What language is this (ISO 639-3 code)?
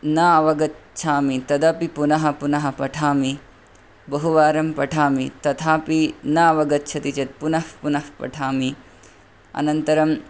san